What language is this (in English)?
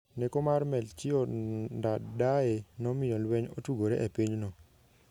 Luo (Kenya and Tanzania)